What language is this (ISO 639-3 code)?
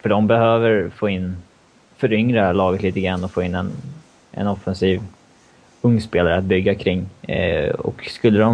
swe